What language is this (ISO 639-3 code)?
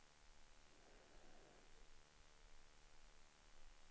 swe